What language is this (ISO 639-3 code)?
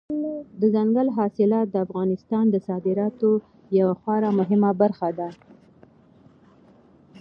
pus